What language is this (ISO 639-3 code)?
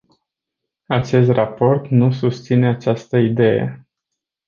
ron